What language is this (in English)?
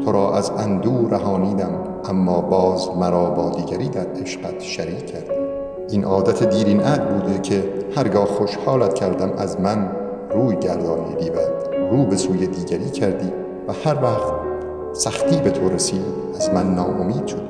Persian